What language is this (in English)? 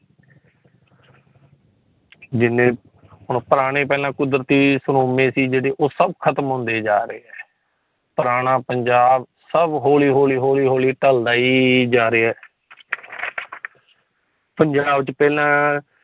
Punjabi